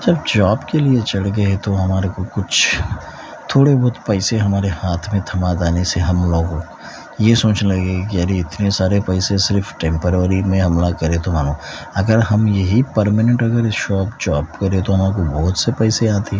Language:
Urdu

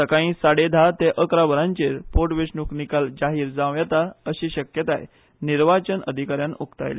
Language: Konkani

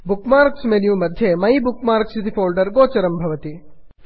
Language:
Sanskrit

